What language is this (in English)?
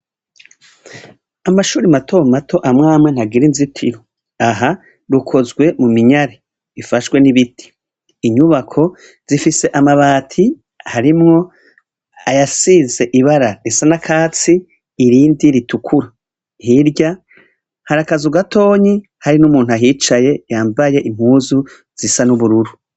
Rundi